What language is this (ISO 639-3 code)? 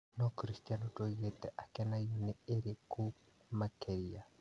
kik